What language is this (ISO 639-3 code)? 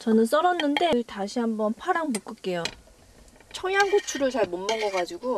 kor